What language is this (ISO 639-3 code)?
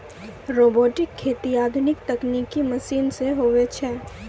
mai